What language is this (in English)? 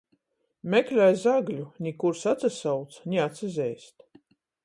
Latgalian